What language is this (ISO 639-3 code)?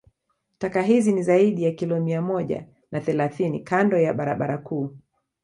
swa